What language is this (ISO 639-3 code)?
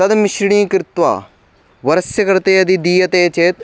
san